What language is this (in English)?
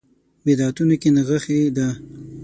Pashto